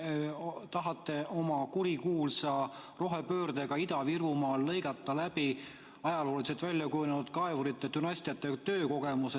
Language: Estonian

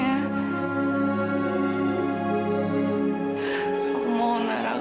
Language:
Indonesian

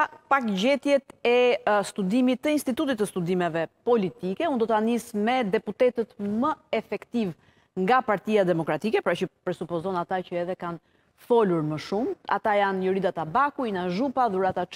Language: Romanian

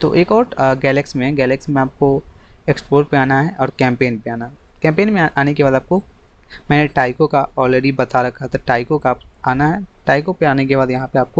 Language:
Hindi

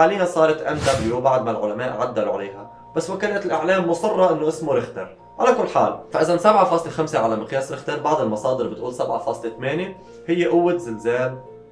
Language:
Arabic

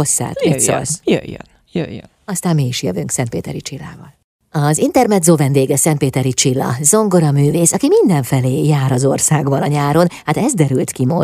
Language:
Hungarian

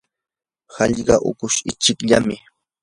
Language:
Yanahuanca Pasco Quechua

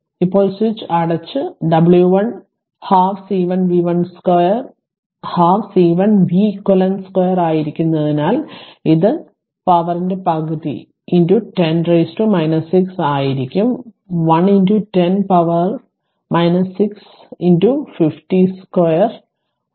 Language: Malayalam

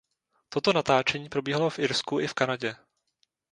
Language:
Czech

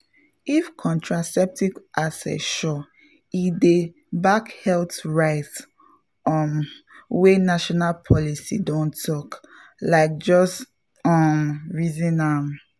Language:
Nigerian Pidgin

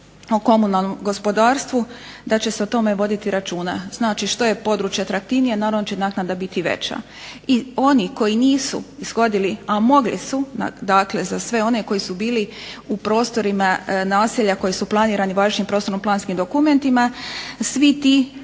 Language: Croatian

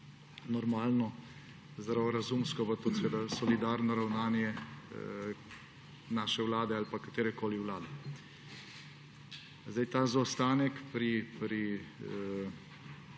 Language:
Slovenian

